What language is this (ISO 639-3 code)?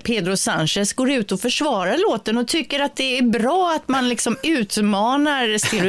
swe